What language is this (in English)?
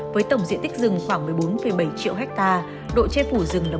Vietnamese